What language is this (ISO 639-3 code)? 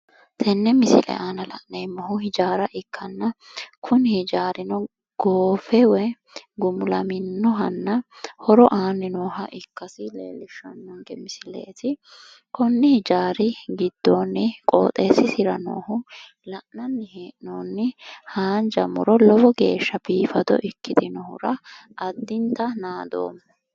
sid